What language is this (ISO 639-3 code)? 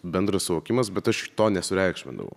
lit